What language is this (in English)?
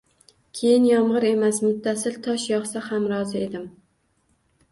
Uzbek